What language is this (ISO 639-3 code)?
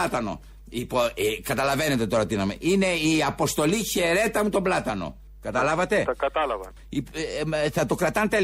ell